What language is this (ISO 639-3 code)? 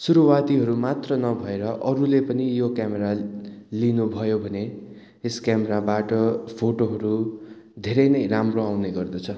nep